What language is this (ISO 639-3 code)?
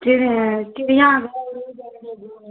hin